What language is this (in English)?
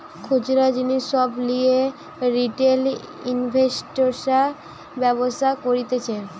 Bangla